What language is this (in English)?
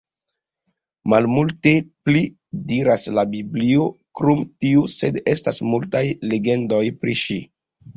Esperanto